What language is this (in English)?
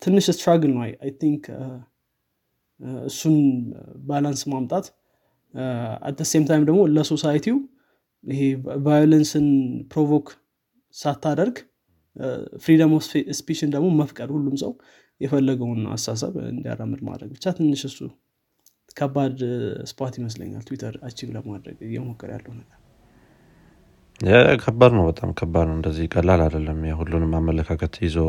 Amharic